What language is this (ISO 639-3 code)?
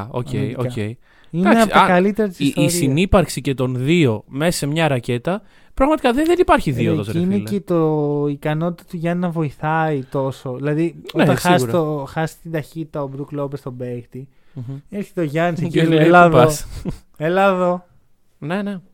ell